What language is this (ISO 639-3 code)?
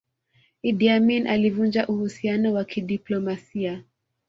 swa